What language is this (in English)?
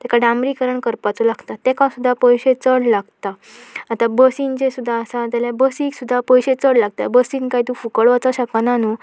Konkani